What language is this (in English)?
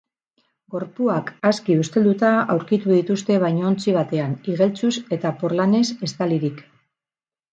Basque